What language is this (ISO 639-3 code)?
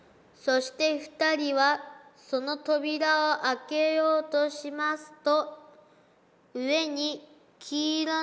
jpn